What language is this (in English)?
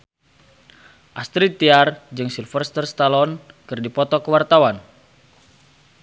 Sundanese